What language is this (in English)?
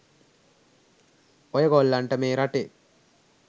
Sinhala